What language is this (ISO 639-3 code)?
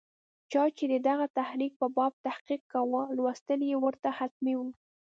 pus